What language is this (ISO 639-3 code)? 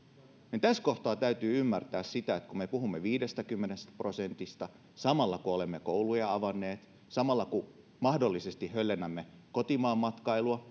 fin